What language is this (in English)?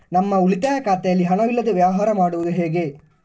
Kannada